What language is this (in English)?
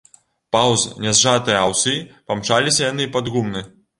Belarusian